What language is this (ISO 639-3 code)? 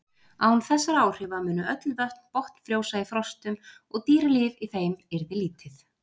isl